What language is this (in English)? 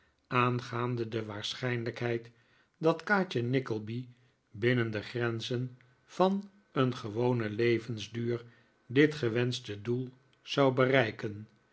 Dutch